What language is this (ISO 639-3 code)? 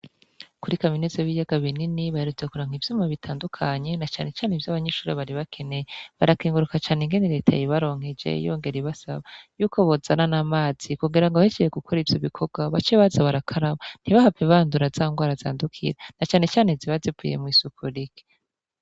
run